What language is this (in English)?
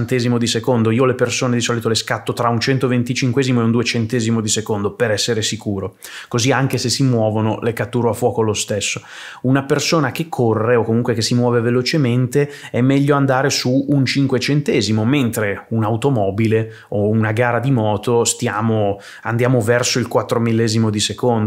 Italian